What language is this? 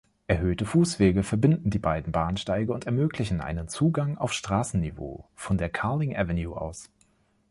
German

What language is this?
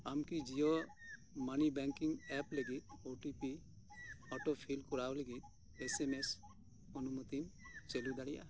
Santali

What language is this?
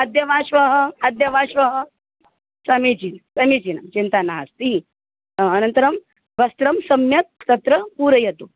Sanskrit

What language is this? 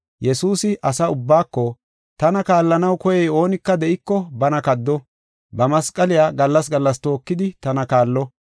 Gofa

